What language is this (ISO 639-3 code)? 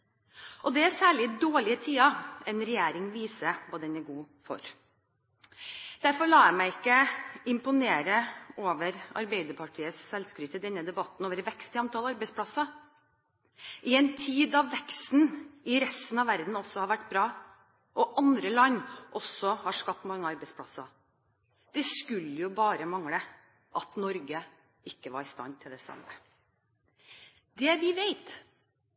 nob